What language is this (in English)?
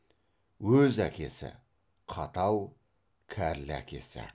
Kazakh